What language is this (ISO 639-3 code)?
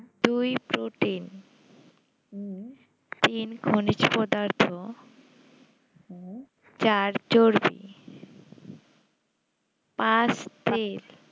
ben